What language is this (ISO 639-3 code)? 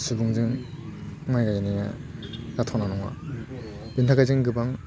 brx